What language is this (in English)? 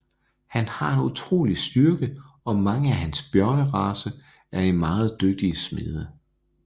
Danish